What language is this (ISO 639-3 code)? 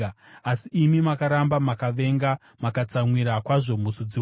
sna